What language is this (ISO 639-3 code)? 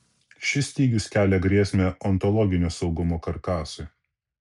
lit